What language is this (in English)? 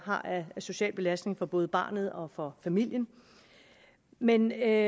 Danish